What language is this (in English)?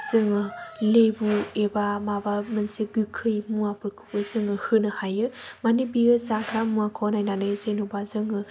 Bodo